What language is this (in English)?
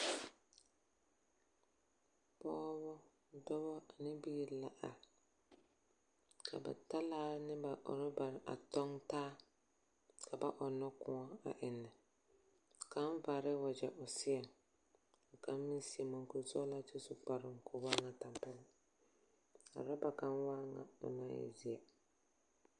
Southern Dagaare